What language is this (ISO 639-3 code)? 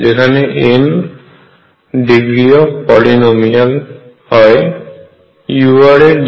ben